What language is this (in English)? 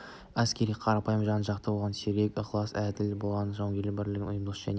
Kazakh